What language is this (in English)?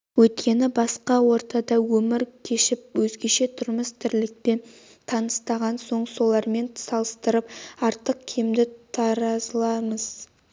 Kazakh